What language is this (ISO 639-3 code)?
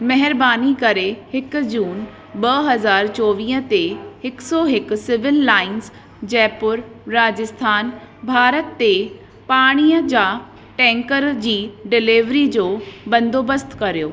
snd